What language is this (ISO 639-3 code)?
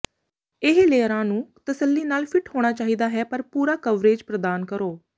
pan